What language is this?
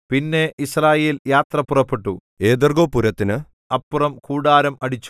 Malayalam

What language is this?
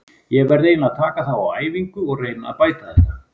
Icelandic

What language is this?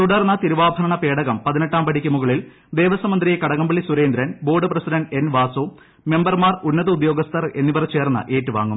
Malayalam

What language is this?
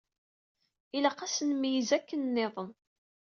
Kabyle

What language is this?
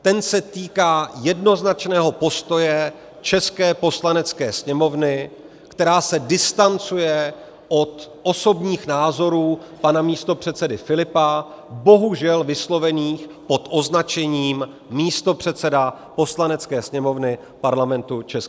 Czech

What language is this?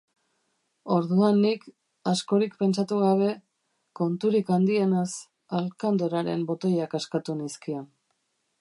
Basque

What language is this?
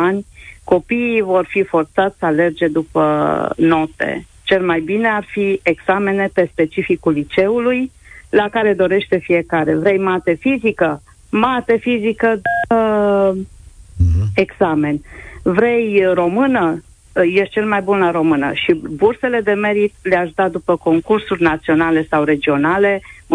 Romanian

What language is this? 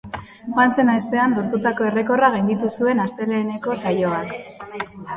Basque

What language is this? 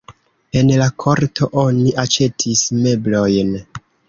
Esperanto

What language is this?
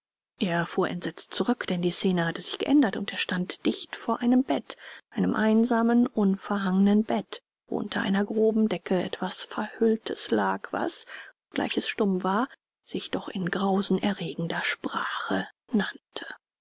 German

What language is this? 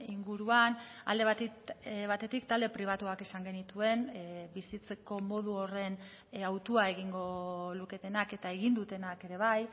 Basque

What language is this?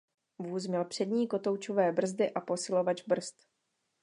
Czech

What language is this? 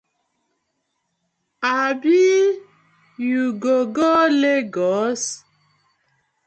Nigerian Pidgin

